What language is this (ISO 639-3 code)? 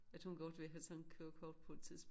dan